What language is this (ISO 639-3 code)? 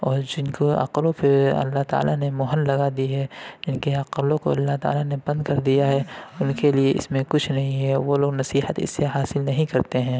urd